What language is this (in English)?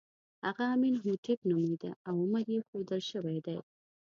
Pashto